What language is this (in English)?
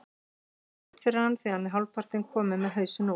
Icelandic